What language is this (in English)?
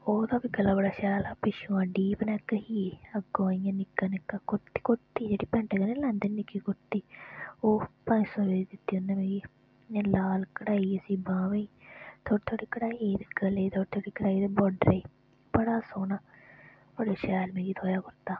Dogri